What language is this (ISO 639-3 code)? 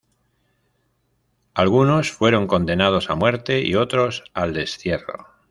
spa